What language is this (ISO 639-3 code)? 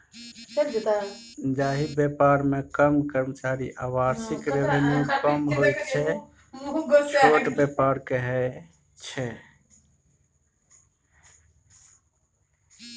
mai